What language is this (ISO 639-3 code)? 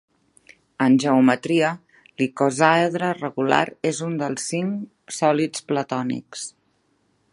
cat